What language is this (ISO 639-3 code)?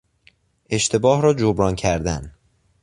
fas